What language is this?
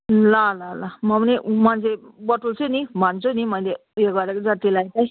Nepali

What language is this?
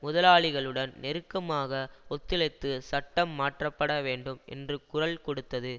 Tamil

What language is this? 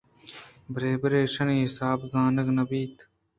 Eastern Balochi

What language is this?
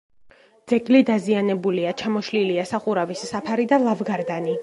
Georgian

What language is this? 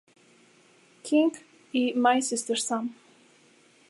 Spanish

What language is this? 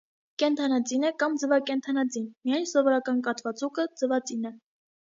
Armenian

